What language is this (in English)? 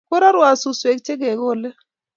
Kalenjin